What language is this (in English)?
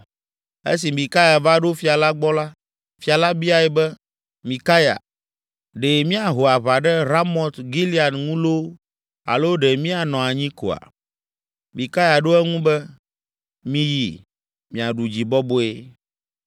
Ewe